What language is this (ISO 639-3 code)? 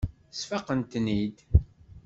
kab